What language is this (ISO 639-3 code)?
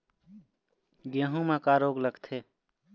hne